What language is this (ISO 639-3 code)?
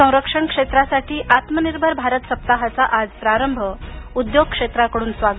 mar